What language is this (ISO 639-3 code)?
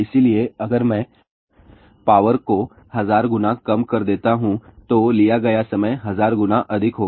hin